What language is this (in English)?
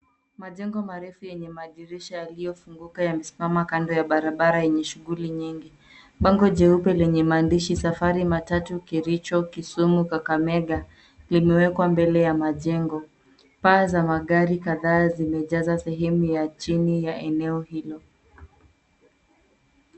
Swahili